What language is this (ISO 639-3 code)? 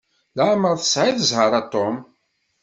kab